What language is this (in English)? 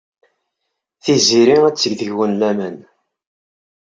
Kabyle